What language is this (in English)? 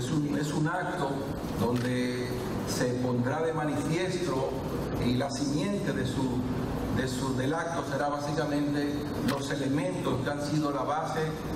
Spanish